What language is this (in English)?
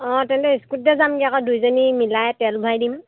Assamese